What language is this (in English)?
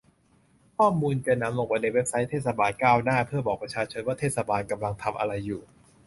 Thai